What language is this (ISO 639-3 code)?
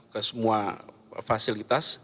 ind